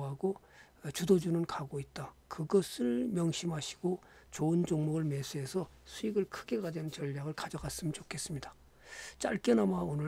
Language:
Korean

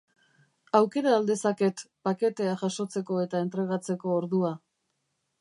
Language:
Basque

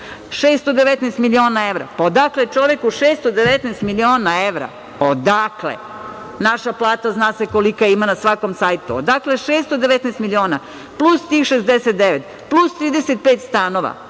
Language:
Serbian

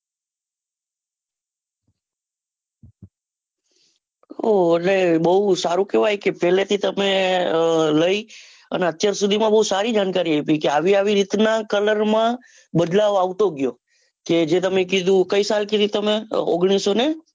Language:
Gujarati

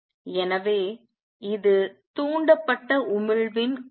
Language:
Tamil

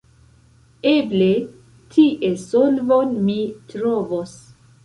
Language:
Esperanto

